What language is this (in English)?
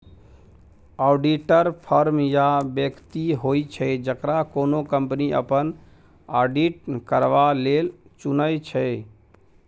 Maithili